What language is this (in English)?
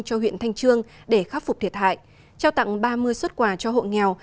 Vietnamese